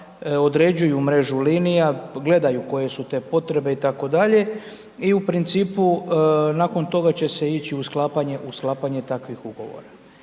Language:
Croatian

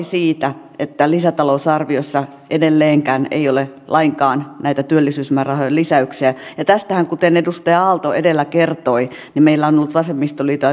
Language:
Finnish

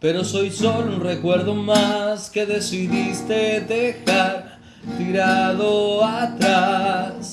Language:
Spanish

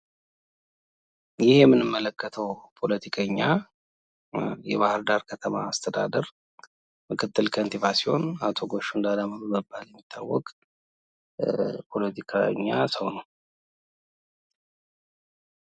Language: Amharic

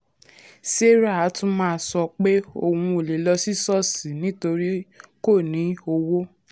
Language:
Yoruba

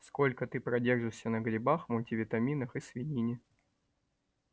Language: Russian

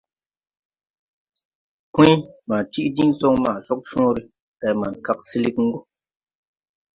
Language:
Tupuri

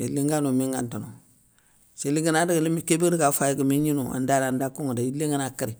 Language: Soninke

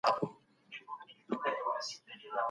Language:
Pashto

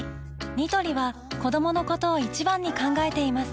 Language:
Japanese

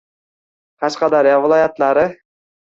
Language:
Uzbek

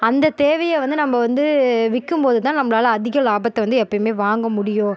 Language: Tamil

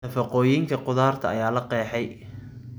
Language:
Somali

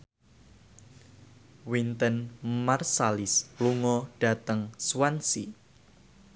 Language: Javanese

